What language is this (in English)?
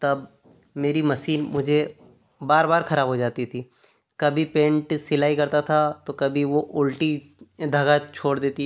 Hindi